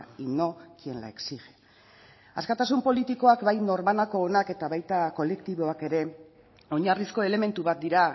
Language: Basque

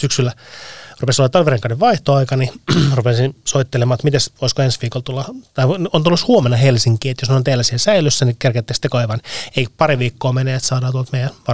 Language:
Finnish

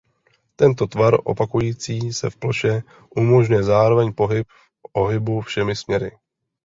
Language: Czech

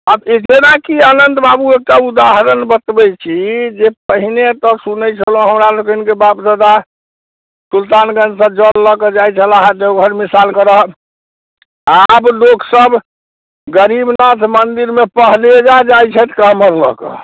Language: Maithili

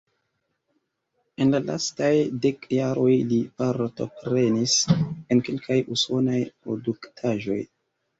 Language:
Esperanto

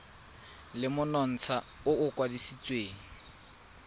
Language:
Tswana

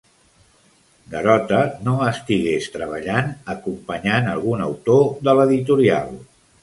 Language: Catalan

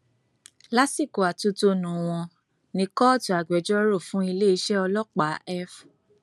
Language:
Yoruba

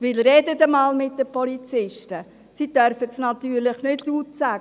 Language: Swiss German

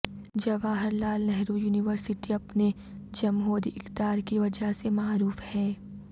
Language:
Urdu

